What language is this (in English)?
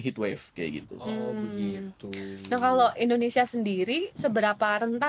Indonesian